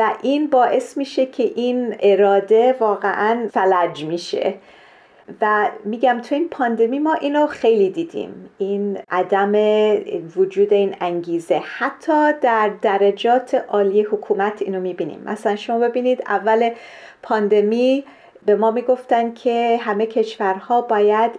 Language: Persian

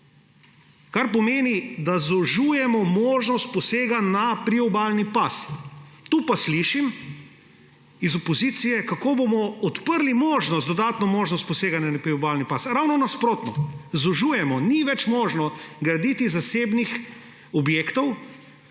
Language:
Slovenian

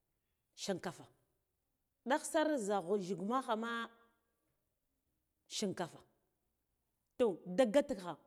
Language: Guduf-Gava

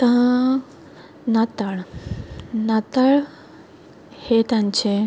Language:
Konkani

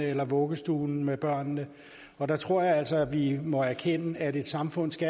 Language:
Danish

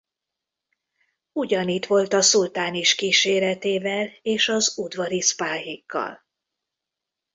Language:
Hungarian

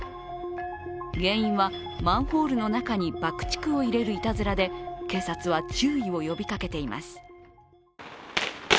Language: Japanese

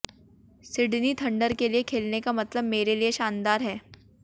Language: Hindi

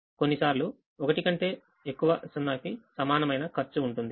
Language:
Telugu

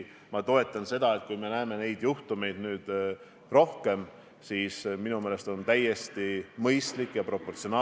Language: Estonian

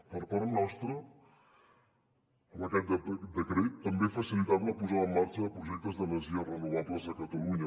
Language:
Catalan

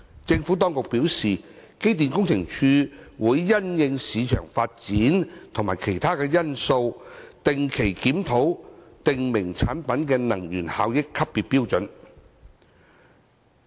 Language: Cantonese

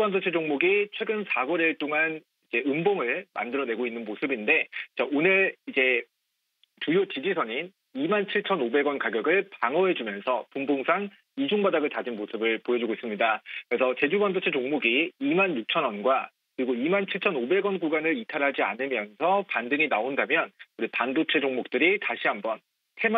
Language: Korean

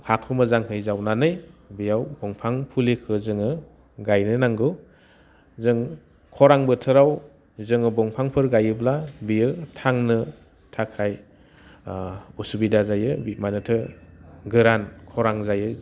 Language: Bodo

